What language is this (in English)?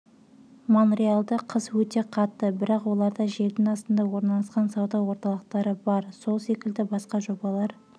Kazakh